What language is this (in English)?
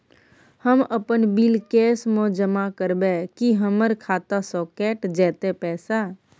Maithili